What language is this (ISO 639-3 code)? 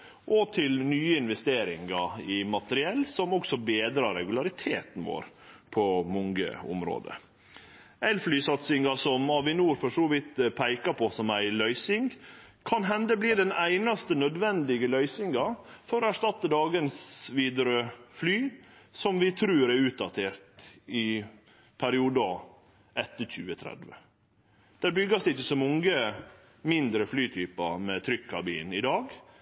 nno